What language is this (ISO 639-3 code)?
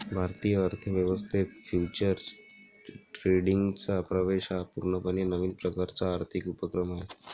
mar